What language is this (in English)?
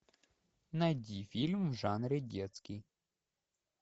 Russian